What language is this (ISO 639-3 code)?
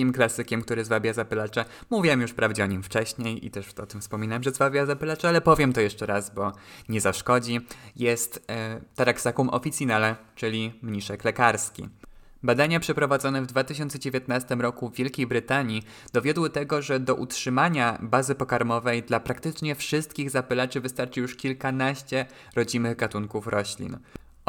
pol